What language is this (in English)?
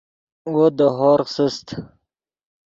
Yidgha